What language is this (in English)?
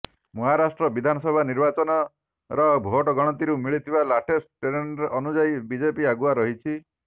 Odia